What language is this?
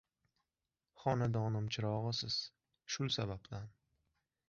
Uzbek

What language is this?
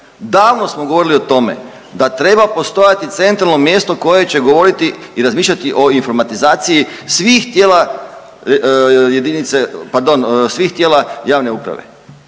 Croatian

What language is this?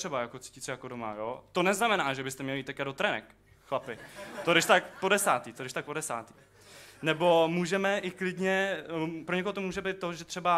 Czech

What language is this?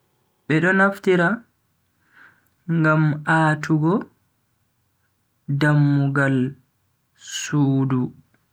Bagirmi Fulfulde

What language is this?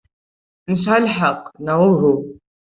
Kabyle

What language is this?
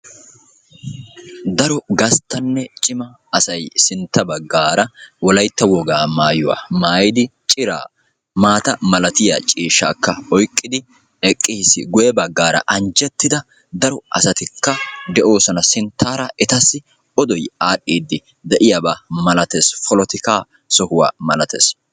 Wolaytta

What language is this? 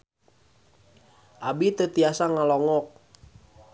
Sundanese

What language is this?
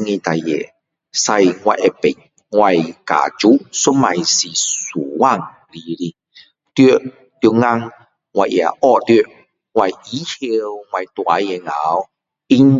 Min Dong Chinese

